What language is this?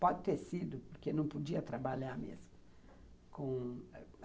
Portuguese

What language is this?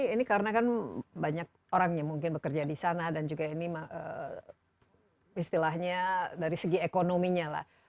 Indonesian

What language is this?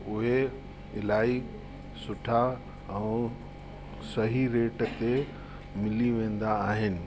Sindhi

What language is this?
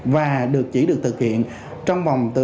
Vietnamese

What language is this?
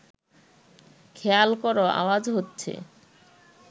Bangla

